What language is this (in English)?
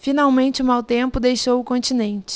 Portuguese